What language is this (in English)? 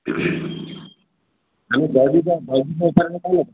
Odia